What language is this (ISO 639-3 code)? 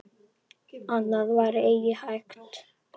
isl